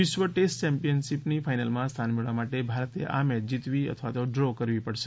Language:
Gujarati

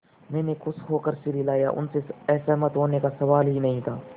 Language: Hindi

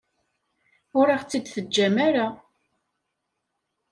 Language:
Kabyle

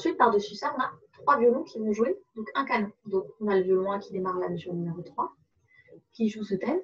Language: French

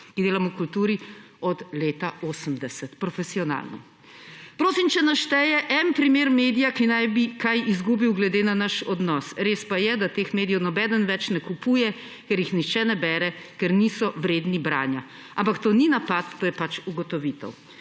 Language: Slovenian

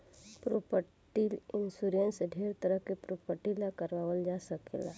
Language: Bhojpuri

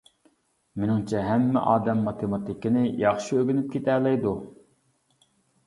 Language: Uyghur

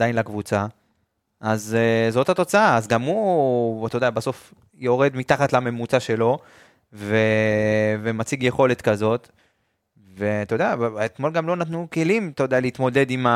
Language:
Hebrew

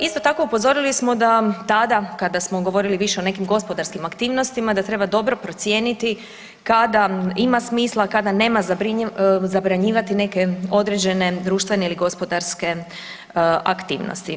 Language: Croatian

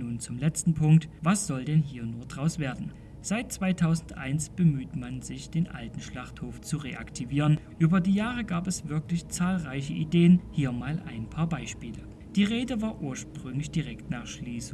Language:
German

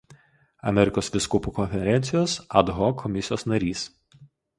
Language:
Lithuanian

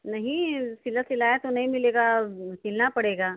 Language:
Hindi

